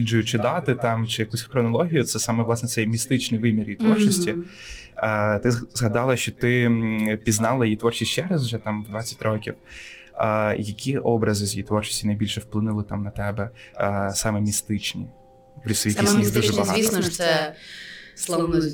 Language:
Ukrainian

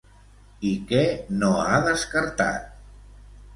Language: Catalan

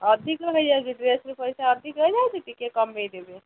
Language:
Odia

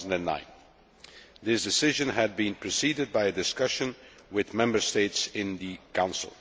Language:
English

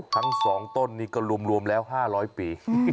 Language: Thai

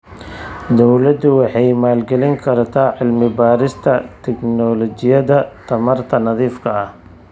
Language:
Somali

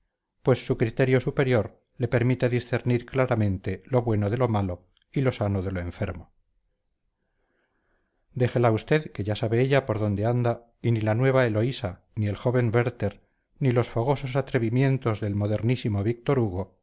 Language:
Spanish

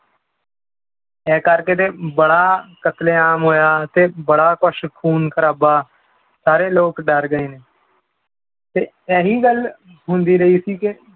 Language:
Punjabi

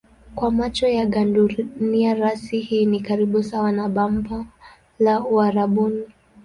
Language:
Swahili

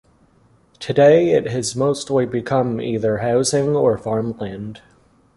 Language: English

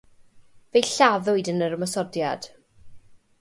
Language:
Welsh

